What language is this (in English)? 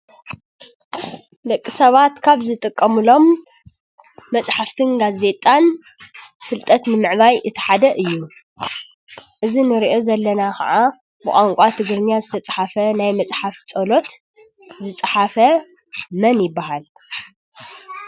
Tigrinya